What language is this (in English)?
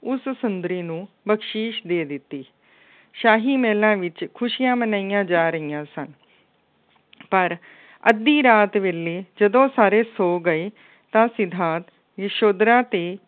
Punjabi